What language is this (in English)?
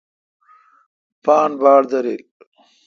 Kalkoti